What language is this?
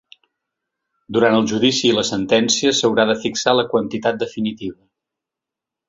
Catalan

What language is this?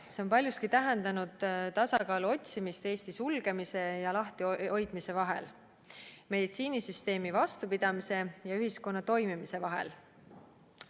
Estonian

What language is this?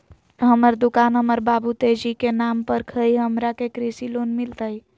Magahi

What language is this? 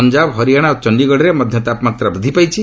Odia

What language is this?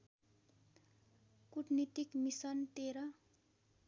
Nepali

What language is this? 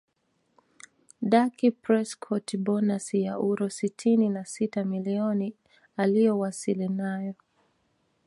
Swahili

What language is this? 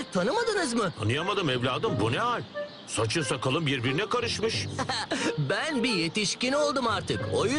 Turkish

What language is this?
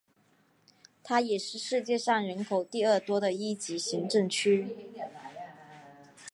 Chinese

